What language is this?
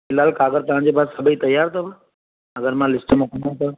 Sindhi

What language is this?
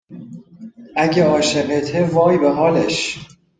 Persian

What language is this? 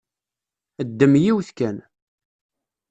Kabyle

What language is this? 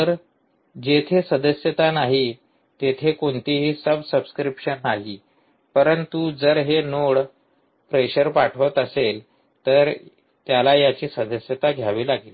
Marathi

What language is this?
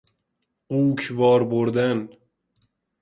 Persian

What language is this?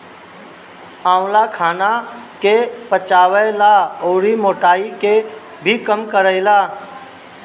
Bhojpuri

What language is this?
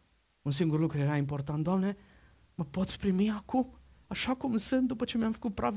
Romanian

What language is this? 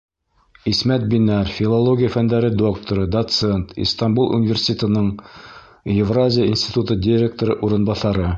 Bashkir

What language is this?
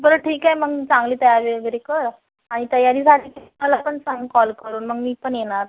Marathi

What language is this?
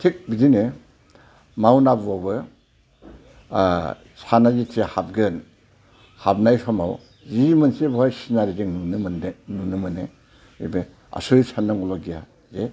Bodo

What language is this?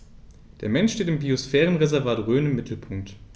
German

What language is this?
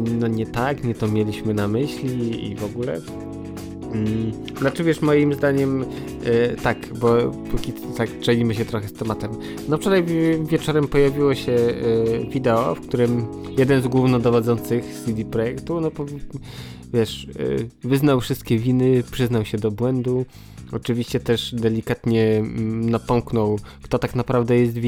Polish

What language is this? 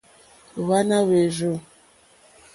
Mokpwe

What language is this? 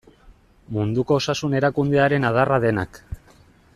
Basque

